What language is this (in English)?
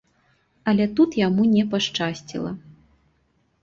Belarusian